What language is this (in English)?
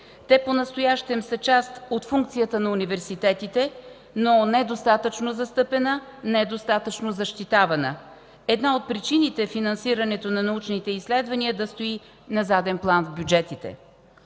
Bulgarian